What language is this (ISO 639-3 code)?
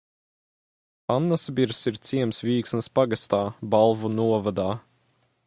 lav